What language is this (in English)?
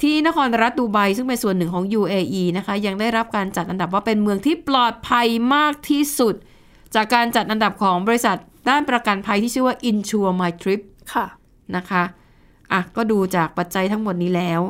Thai